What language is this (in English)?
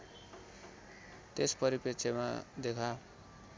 Nepali